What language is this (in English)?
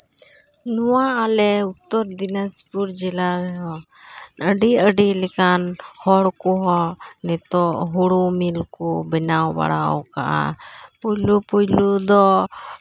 Santali